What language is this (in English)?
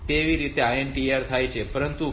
Gujarati